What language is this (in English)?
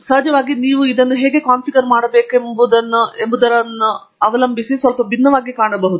Kannada